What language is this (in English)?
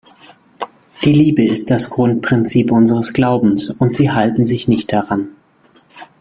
German